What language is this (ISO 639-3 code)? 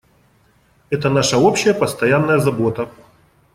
rus